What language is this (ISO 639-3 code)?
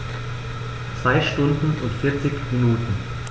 deu